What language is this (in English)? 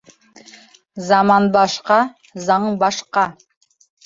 Bashkir